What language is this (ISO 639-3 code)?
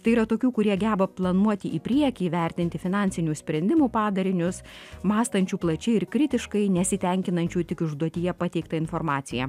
lit